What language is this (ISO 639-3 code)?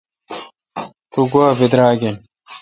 xka